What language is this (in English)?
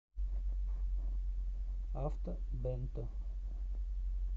Russian